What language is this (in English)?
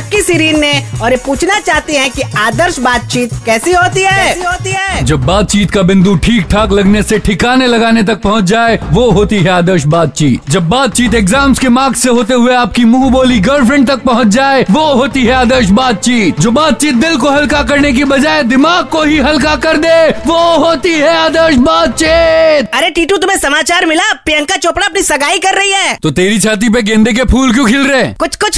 Hindi